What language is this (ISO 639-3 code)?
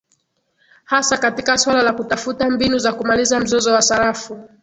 swa